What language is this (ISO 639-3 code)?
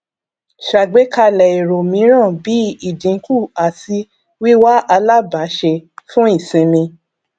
yor